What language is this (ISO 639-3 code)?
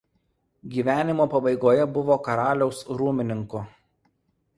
lit